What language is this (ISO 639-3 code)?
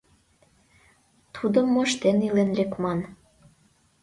chm